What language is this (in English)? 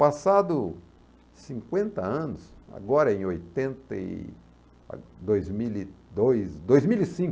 Portuguese